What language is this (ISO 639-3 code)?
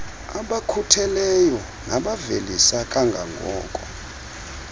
xho